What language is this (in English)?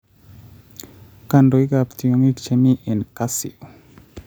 Kalenjin